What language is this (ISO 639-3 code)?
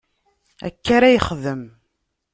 kab